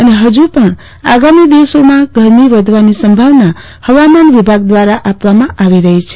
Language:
Gujarati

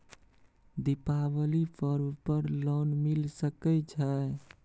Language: Maithili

